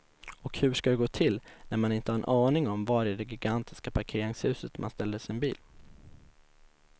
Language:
Swedish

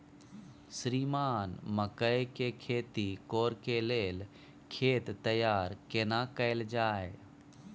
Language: Maithili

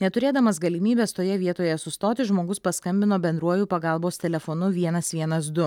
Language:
Lithuanian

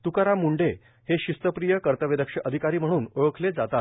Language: Marathi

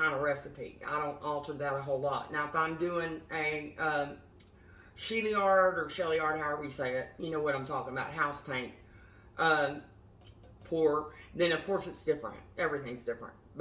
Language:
English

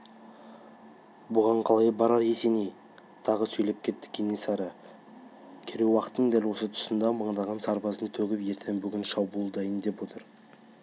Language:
Kazakh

